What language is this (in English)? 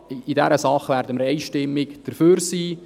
Swiss German